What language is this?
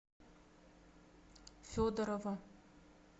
Russian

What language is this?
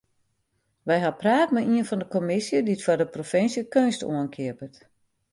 Western Frisian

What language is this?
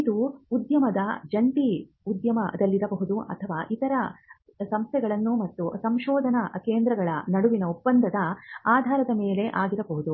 Kannada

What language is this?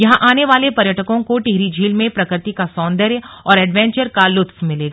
Hindi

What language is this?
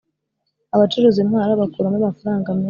Kinyarwanda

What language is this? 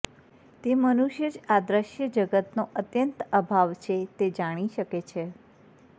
Gujarati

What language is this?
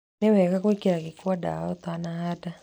Kikuyu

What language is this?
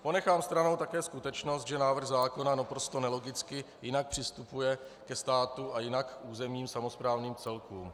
Czech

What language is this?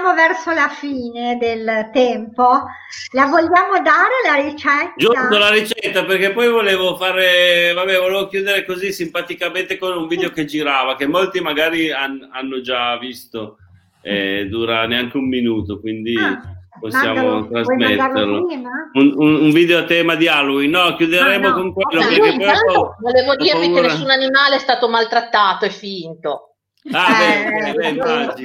Italian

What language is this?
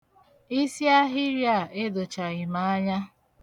Igbo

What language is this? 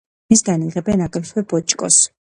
Georgian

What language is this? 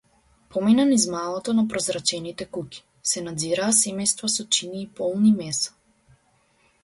Macedonian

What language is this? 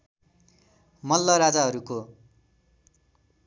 Nepali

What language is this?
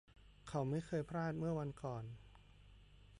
Thai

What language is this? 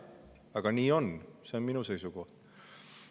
Estonian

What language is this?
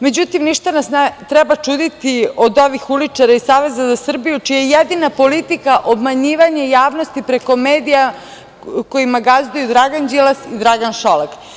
Serbian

